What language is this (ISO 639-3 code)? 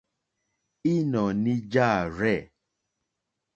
bri